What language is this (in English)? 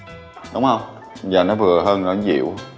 Vietnamese